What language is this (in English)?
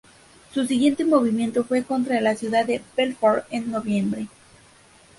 Spanish